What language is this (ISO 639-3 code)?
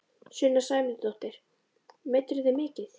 isl